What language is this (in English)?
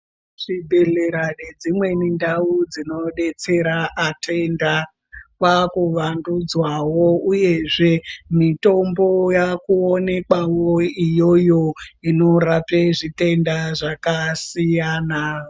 Ndau